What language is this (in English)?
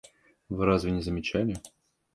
Russian